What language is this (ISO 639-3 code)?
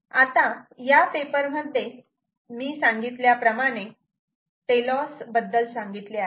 mar